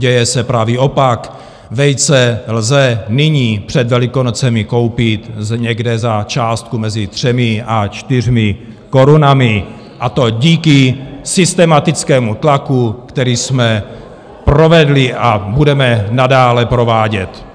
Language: Czech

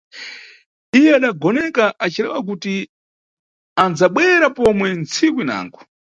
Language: Nyungwe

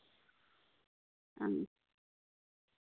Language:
Santali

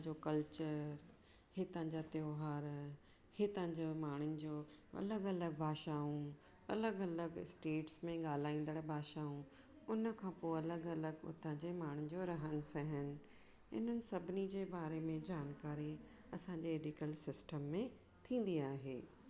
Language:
Sindhi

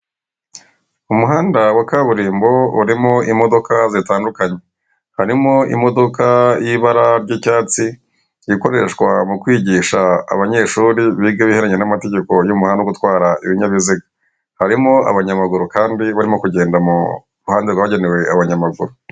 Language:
Kinyarwanda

